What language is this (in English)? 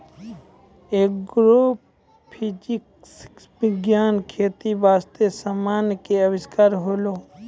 Maithili